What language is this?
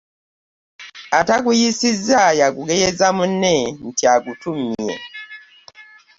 Ganda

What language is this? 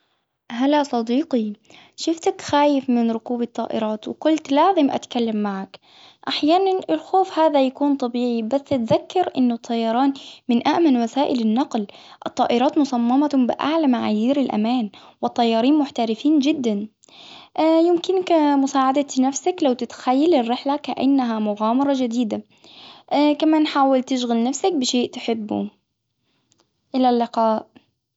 Hijazi Arabic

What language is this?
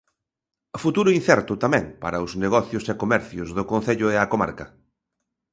Galician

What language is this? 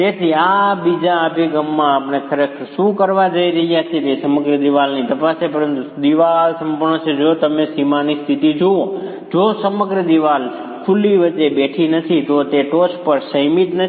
Gujarati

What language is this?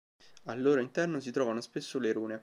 Italian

